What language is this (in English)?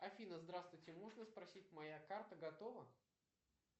Russian